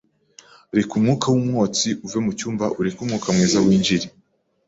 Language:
Kinyarwanda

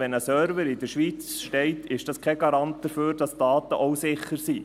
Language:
Swiss German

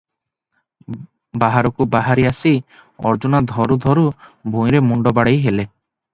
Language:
Odia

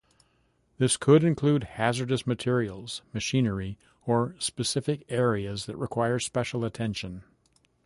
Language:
English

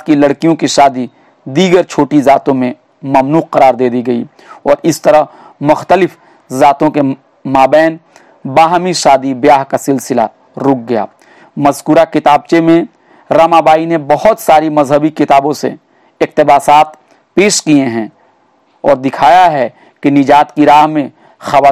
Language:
Hindi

